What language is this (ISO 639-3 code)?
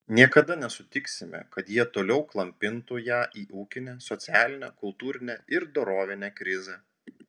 lit